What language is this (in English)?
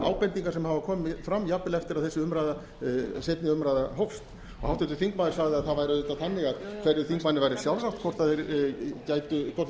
Icelandic